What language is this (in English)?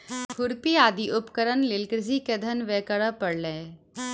Maithili